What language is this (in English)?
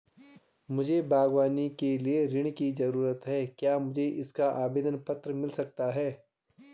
Hindi